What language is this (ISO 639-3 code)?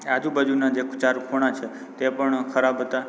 guj